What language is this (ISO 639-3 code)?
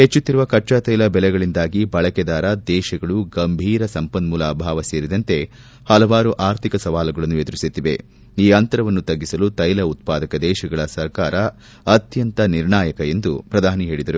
kan